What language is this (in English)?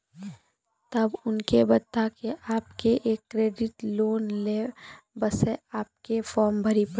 Maithili